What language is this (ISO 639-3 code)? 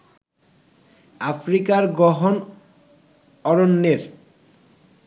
ben